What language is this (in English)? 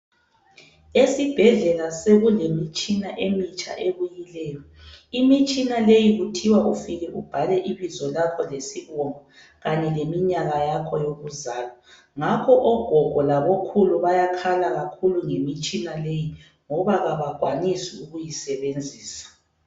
North Ndebele